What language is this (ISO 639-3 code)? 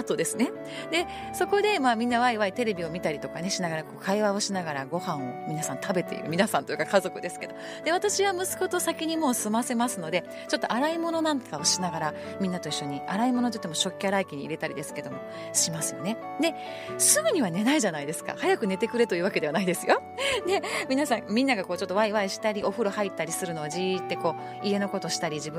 jpn